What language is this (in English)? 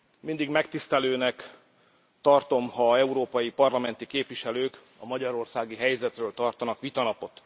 Hungarian